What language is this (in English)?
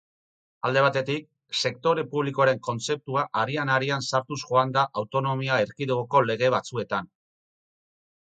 Basque